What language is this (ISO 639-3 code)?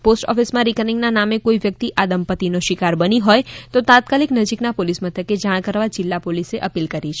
guj